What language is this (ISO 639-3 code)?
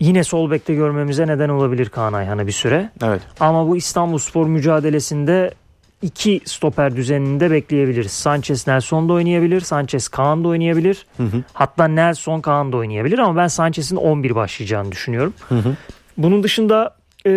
tur